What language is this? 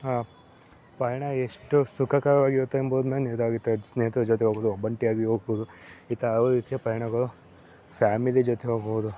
Kannada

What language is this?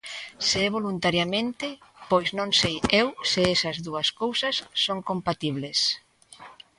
Galician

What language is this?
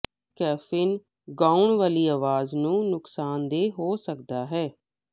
Punjabi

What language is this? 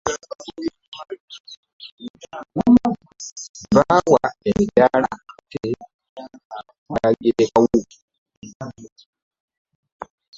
Ganda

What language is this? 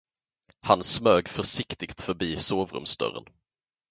Swedish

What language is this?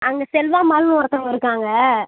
Tamil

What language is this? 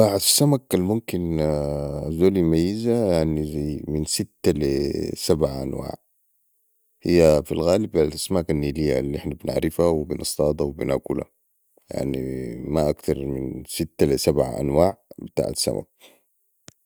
Sudanese Arabic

